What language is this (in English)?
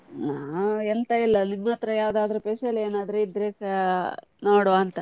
Kannada